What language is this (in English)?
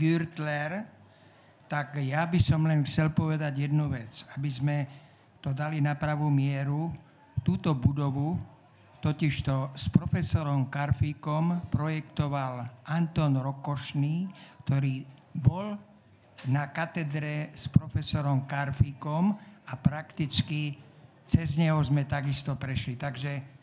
Slovak